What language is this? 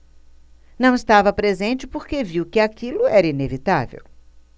Portuguese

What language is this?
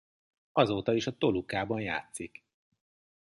Hungarian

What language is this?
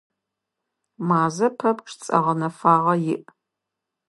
Adyghe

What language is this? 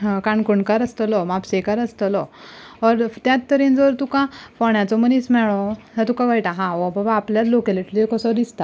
Konkani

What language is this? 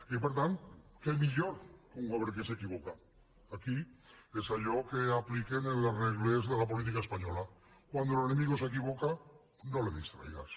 Catalan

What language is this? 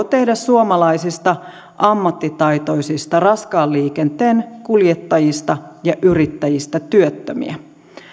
Finnish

